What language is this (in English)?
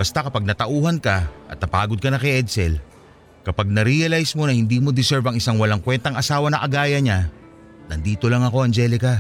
Filipino